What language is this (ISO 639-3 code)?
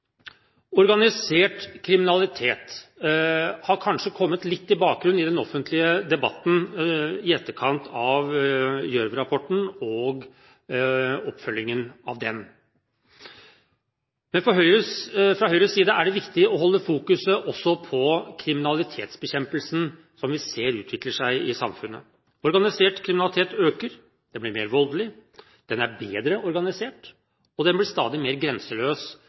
nob